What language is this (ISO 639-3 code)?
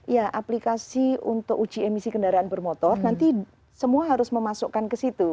ind